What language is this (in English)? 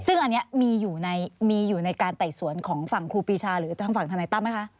Thai